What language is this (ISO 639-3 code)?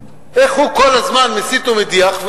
heb